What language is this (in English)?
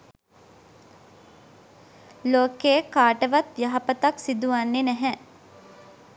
Sinhala